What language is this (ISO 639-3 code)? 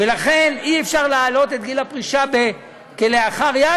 heb